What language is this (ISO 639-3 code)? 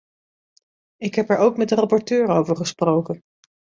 nld